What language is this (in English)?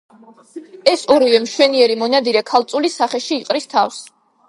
Georgian